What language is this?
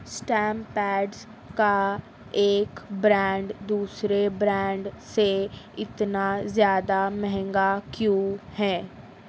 Urdu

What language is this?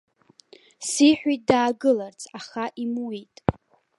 Abkhazian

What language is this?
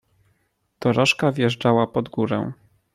Polish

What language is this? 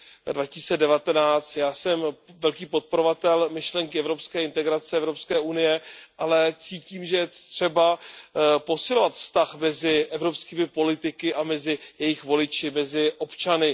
Czech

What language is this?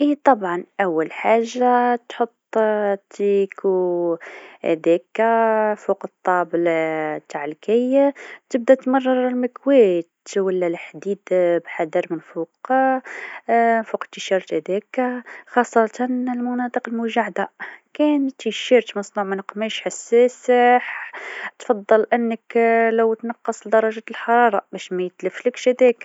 Tunisian Arabic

